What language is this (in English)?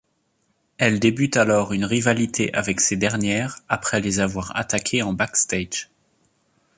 French